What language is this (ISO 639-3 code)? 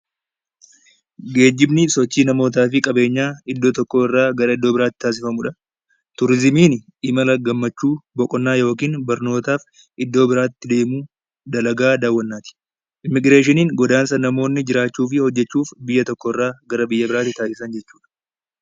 orm